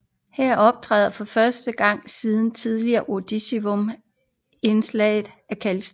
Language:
Danish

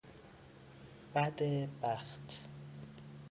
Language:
Persian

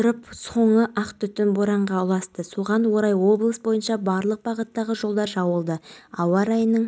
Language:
Kazakh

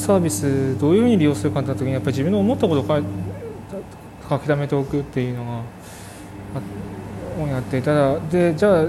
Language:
Japanese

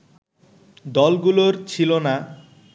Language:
Bangla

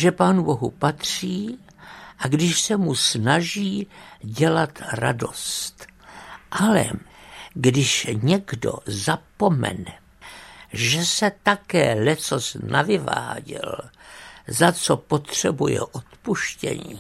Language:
Czech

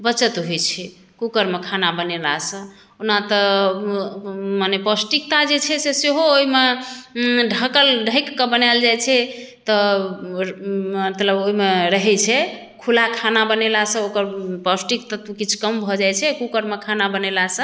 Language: Maithili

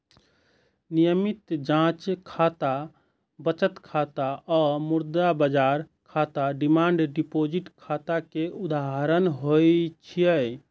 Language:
Maithili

